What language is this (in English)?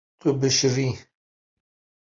Kurdish